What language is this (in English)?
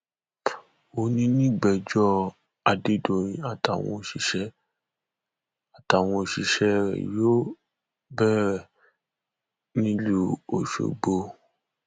Yoruba